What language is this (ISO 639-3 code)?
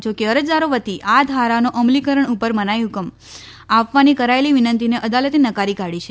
guj